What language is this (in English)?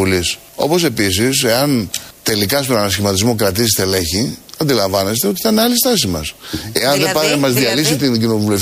Greek